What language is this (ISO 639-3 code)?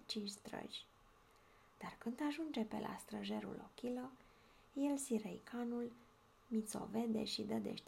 ron